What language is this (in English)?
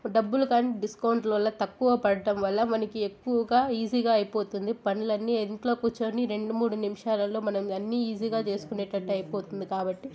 Telugu